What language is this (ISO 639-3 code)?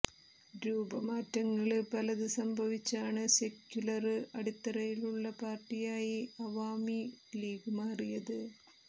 mal